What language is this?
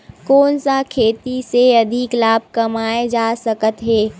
Chhattisgarhi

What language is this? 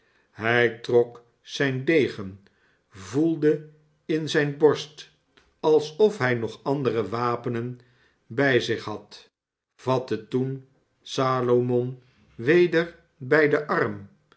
Dutch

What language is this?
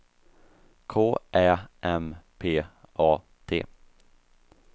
Swedish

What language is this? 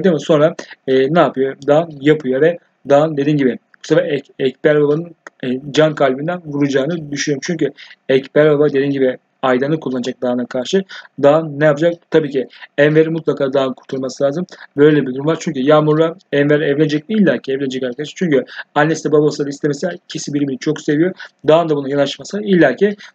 Turkish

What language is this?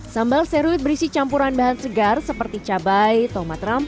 Indonesian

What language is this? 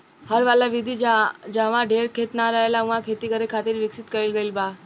Bhojpuri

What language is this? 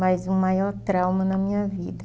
Portuguese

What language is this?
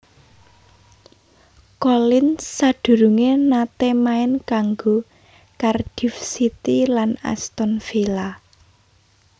Javanese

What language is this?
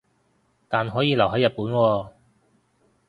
Cantonese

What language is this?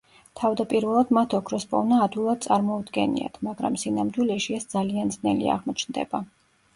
Georgian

